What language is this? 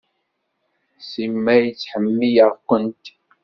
Kabyle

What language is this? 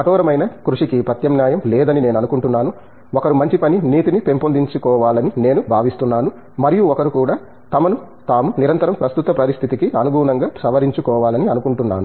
Telugu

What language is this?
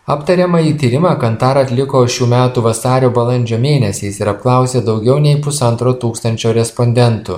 Lithuanian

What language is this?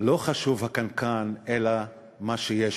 Hebrew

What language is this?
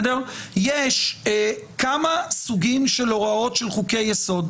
Hebrew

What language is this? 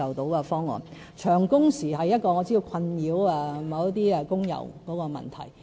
Cantonese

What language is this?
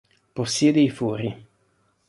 Italian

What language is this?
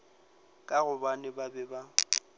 Northern Sotho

